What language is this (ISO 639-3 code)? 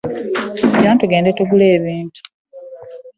lug